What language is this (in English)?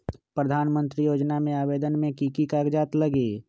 Magahi